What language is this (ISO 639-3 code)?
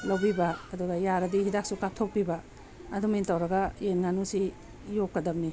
mni